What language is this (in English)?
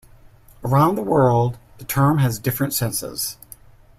English